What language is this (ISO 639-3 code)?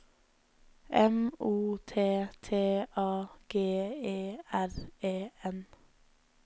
nor